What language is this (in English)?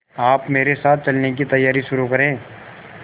Hindi